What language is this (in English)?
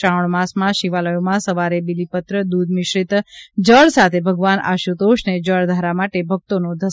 Gujarati